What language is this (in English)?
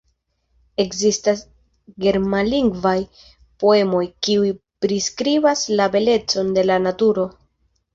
Esperanto